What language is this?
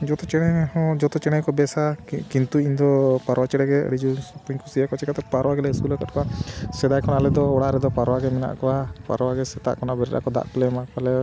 Santali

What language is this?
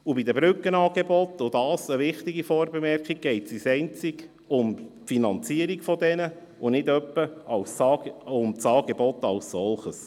Swiss German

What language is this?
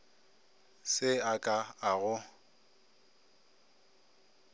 Northern Sotho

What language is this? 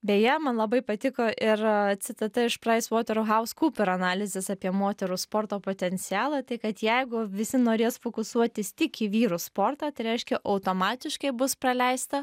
Lithuanian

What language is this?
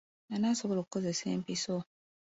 Ganda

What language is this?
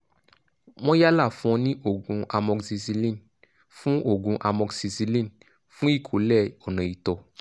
Yoruba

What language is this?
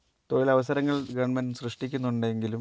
Malayalam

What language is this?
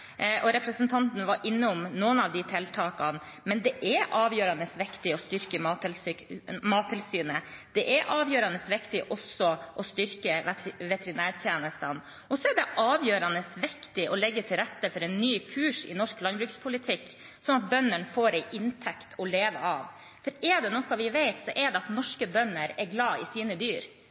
Norwegian Bokmål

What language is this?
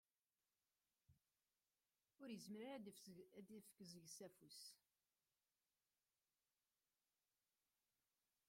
Kabyle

